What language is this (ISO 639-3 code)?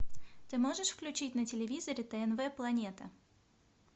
rus